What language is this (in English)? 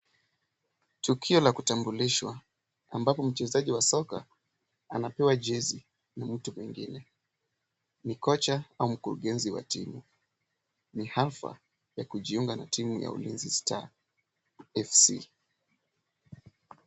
Swahili